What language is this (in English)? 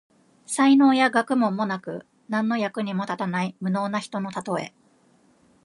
Japanese